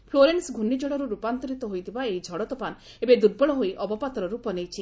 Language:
Odia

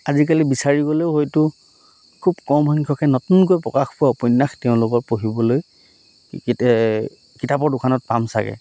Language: Assamese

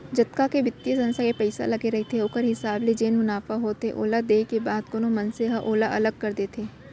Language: Chhattisgarhi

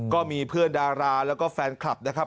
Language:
Thai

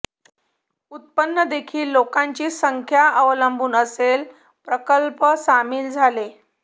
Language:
Marathi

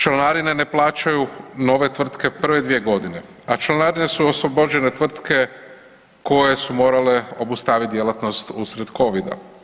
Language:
Croatian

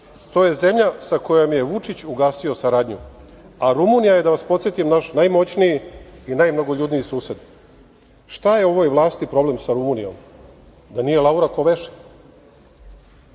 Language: Serbian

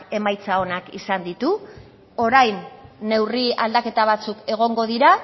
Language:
Basque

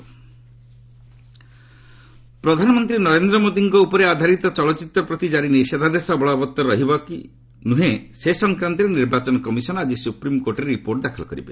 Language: Odia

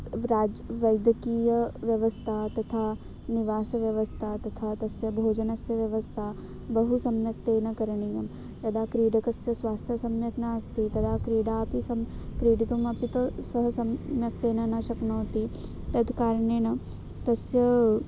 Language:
Sanskrit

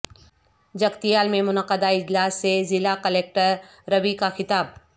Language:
Urdu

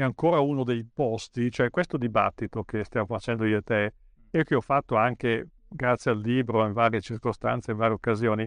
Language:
Italian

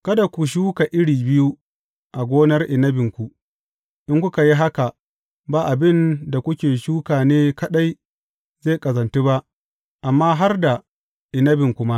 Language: Hausa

